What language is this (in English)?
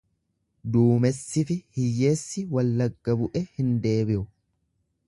Oromo